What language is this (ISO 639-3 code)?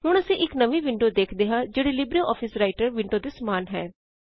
pan